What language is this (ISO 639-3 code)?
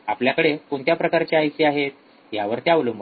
mar